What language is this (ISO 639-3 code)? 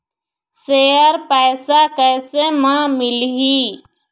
hne